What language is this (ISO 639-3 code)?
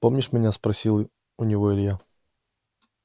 rus